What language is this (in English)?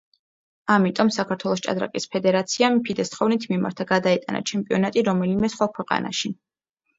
Georgian